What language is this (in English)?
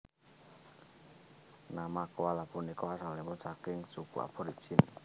Javanese